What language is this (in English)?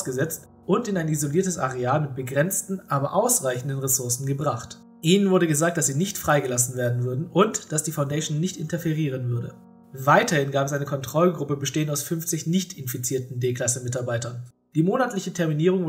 German